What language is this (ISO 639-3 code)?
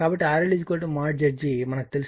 tel